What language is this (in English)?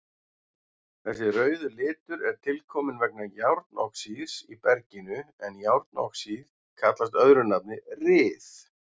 Icelandic